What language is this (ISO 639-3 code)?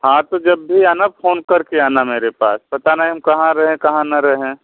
hin